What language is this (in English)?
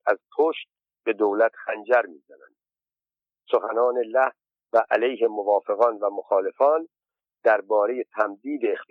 Persian